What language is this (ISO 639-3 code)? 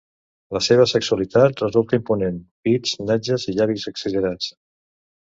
cat